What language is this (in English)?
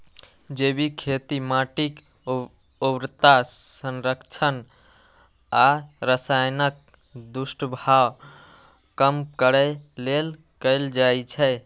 Maithili